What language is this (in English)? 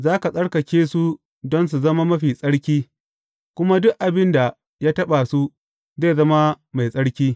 Hausa